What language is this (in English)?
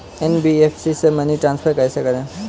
Hindi